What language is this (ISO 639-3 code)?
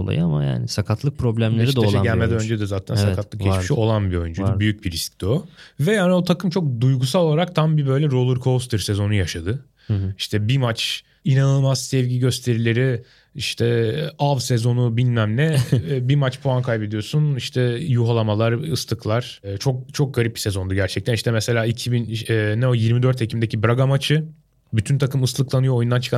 tur